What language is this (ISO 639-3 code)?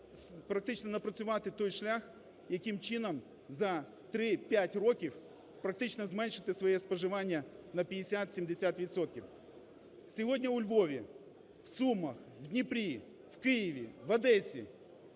ukr